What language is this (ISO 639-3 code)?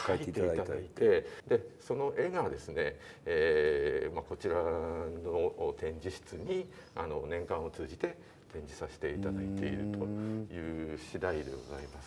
jpn